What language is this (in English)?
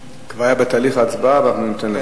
Hebrew